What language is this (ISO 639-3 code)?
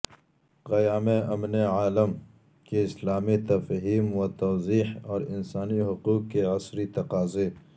urd